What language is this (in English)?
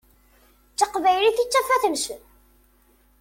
Kabyle